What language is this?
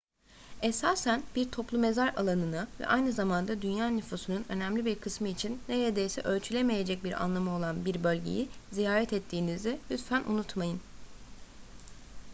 Turkish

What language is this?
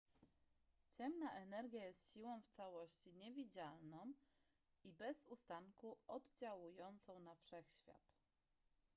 Polish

